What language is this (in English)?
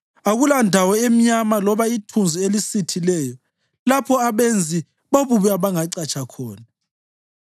North Ndebele